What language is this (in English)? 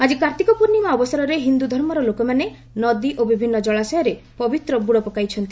Odia